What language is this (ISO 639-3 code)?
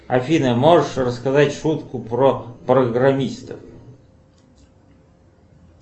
rus